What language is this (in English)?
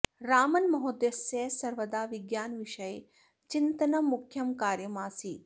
Sanskrit